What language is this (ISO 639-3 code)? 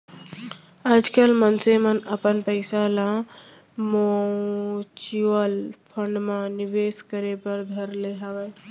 hne